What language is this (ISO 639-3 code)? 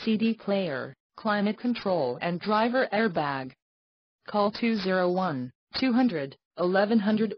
eng